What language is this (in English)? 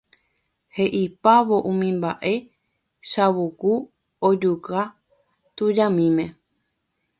Guarani